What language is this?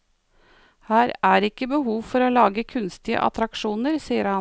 Norwegian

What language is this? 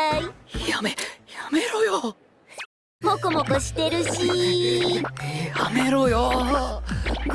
Japanese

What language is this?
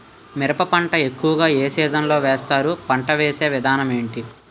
Telugu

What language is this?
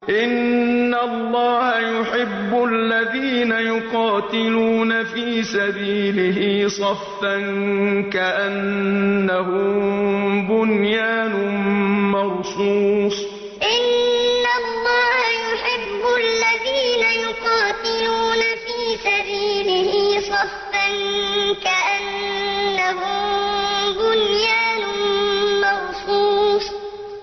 Arabic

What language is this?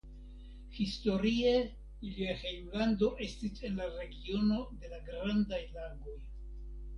Esperanto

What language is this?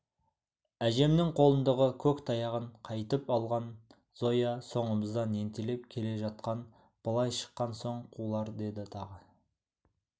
Kazakh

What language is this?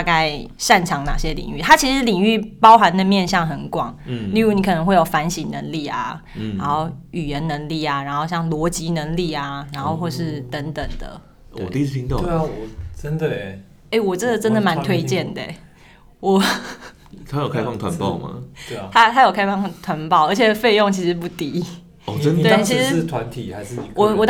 Chinese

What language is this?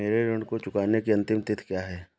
Hindi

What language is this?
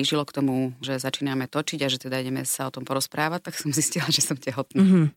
Slovak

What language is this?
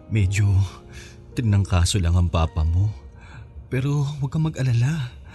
Filipino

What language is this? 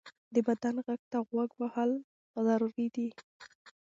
Pashto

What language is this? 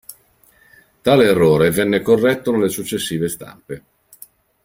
Italian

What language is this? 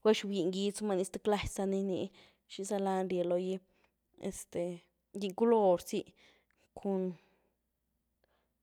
Güilá Zapotec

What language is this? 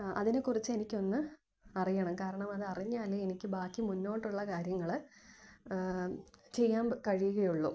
Malayalam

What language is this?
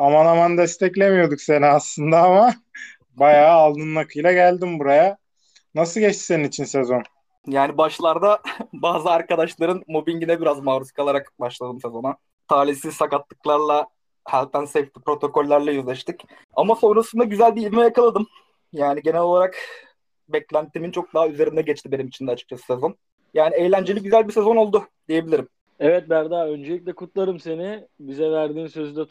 Turkish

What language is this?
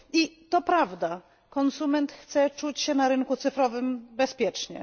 Polish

